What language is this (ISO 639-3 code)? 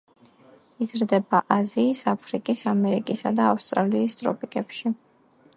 kat